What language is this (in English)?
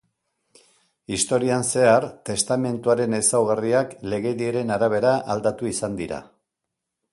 Basque